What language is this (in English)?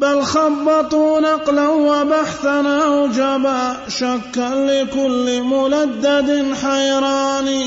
Arabic